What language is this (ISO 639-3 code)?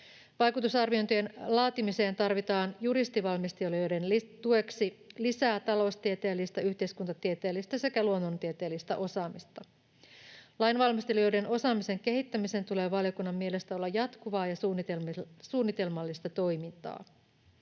fin